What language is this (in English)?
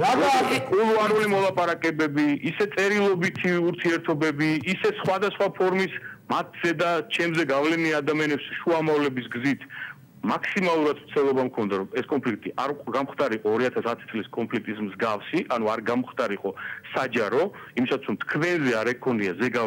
Romanian